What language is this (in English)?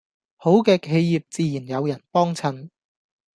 Cantonese